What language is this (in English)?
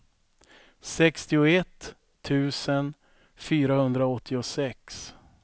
Swedish